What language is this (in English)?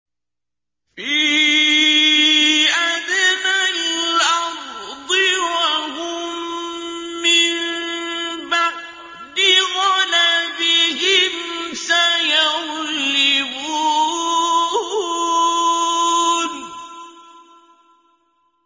Arabic